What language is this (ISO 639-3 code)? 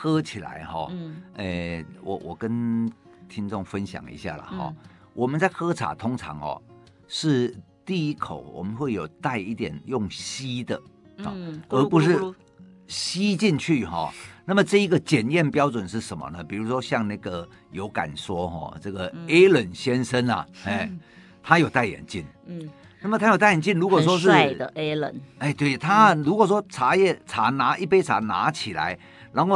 zho